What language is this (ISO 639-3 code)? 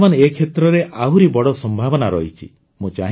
ori